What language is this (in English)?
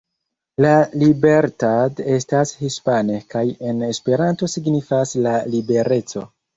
Esperanto